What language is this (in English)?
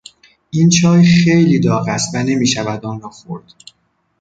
Persian